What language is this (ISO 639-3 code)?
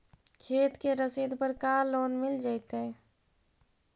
mag